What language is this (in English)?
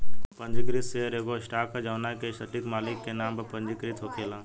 Bhojpuri